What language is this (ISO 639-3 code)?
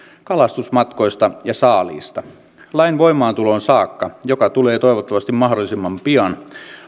fin